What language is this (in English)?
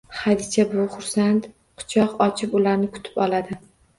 Uzbek